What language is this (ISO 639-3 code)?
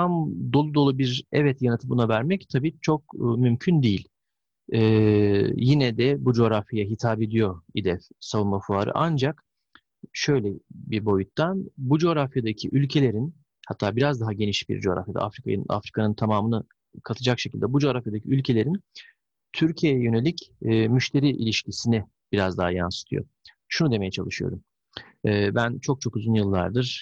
tur